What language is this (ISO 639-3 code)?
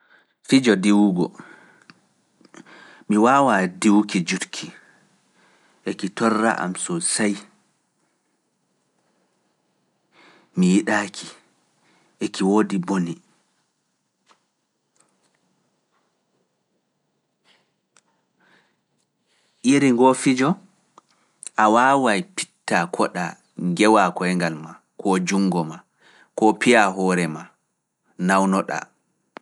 ful